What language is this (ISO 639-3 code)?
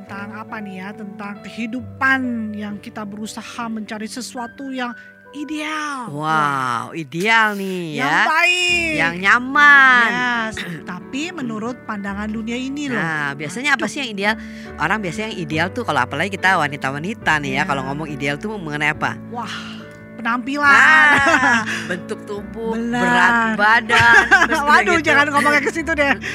ind